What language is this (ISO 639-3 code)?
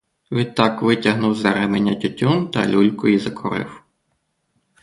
ukr